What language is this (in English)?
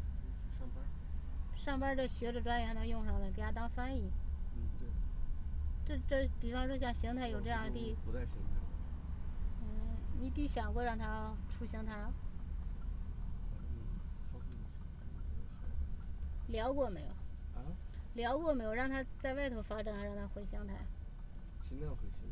Chinese